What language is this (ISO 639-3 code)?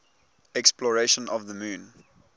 eng